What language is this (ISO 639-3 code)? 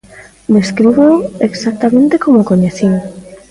glg